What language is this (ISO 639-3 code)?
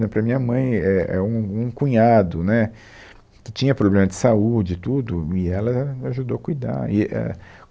por